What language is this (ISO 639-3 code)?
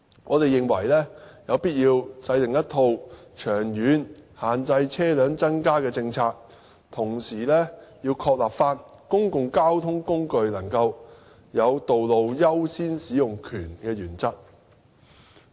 yue